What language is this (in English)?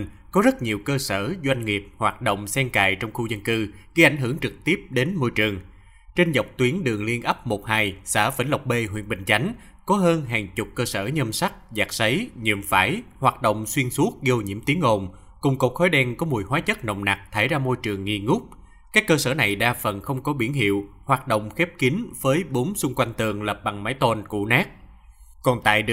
Vietnamese